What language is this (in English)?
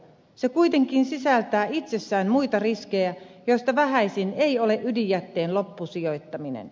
Finnish